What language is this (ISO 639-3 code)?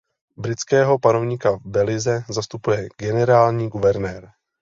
ces